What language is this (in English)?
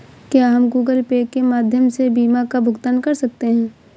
Hindi